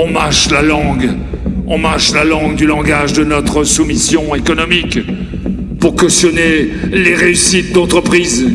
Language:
French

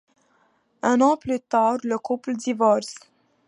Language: French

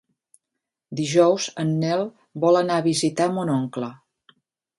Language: Catalan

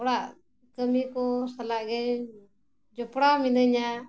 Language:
Santali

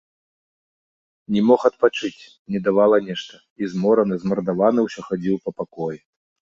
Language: Belarusian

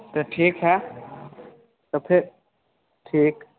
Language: Maithili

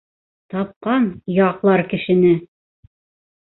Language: Bashkir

